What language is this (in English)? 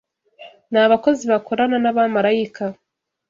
Kinyarwanda